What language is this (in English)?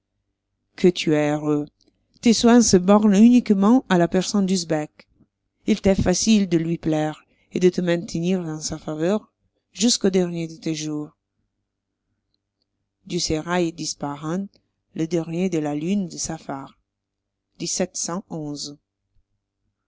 French